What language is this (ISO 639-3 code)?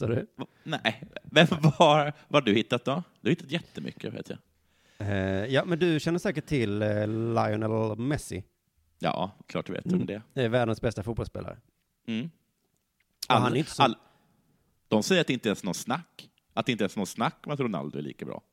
swe